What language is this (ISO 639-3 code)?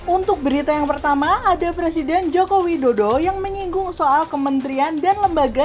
ind